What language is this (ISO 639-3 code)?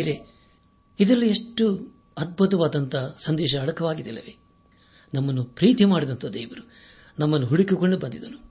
kan